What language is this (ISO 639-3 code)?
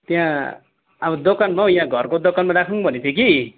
nep